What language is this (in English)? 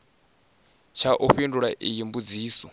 Venda